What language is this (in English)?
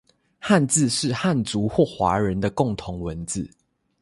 Chinese